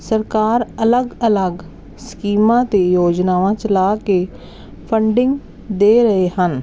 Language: Punjabi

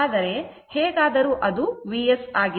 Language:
Kannada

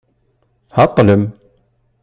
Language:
Kabyle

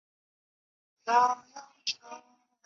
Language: Chinese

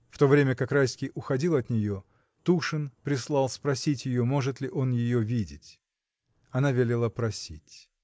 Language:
Russian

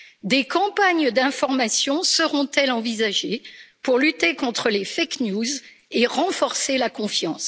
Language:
French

